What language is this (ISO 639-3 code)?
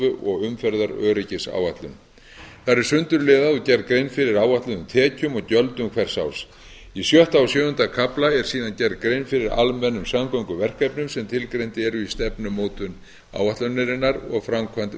isl